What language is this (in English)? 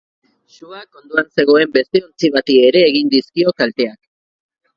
Basque